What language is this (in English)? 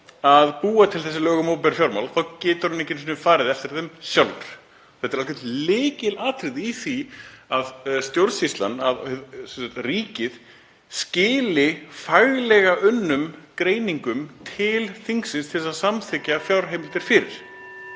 Icelandic